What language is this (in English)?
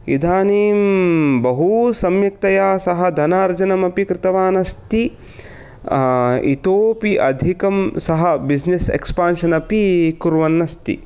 Sanskrit